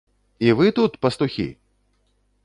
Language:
Belarusian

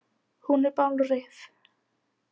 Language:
Icelandic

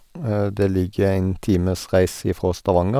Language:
Norwegian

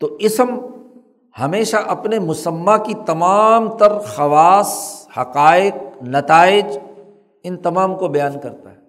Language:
Urdu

